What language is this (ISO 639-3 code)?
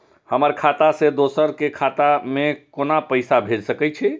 mai